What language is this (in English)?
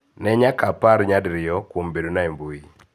Luo (Kenya and Tanzania)